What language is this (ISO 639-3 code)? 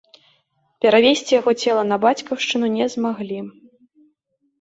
bel